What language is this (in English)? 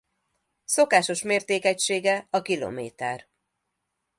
Hungarian